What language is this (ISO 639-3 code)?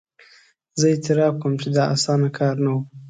pus